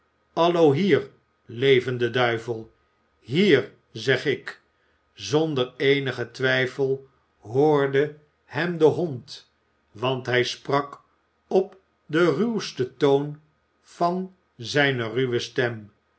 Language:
Dutch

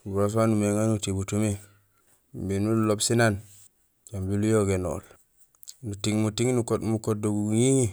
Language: Gusilay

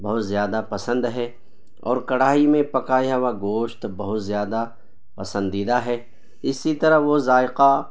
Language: Urdu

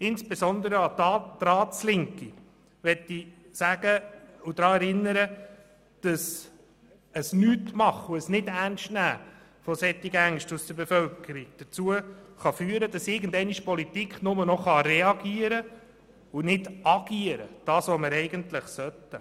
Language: Swiss German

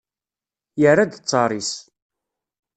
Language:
Kabyle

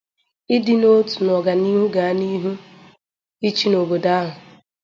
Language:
Igbo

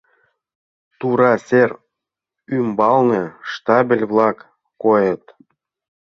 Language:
Mari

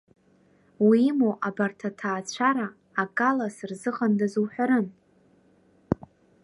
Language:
Abkhazian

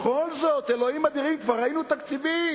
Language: Hebrew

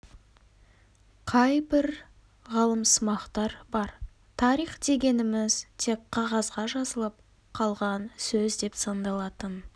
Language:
Kazakh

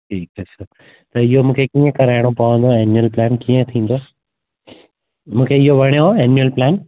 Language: Sindhi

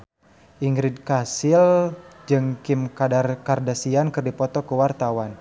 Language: Sundanese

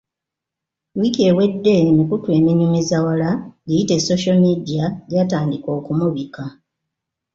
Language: Ganda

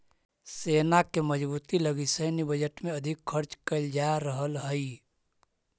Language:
Magahi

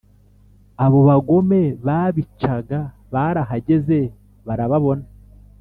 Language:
Kinyarwanda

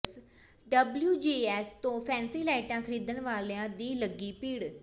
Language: Punjabi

